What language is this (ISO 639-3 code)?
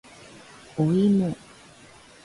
jpn